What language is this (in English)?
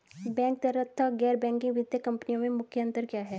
Hindi